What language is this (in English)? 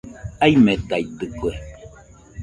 Nüpode Huitoto